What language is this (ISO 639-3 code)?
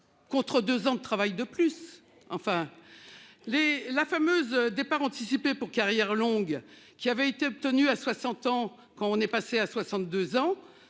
fra